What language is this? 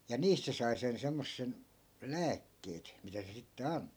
Finnish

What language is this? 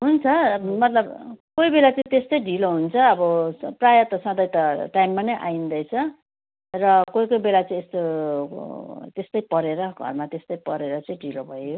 Nepali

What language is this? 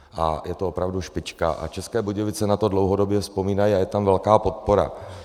Czech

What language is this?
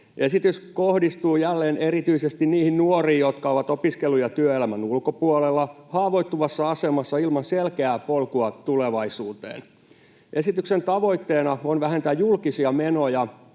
Finnish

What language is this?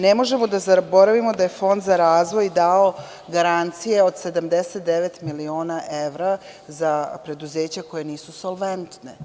Serbian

